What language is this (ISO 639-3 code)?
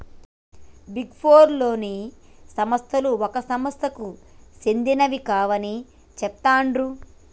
tel